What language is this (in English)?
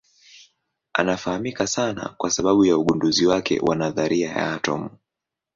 Swahili